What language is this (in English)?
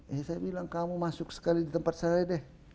Indonesian